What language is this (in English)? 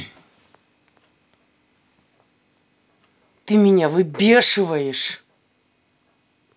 Russian